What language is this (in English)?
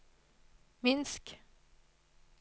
Norwegian